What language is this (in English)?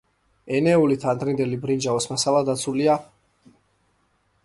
Georgian